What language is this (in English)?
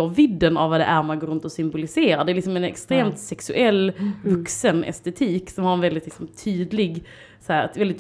Swedish